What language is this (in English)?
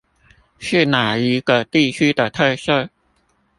Chinese